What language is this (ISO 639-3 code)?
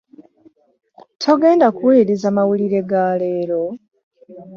lug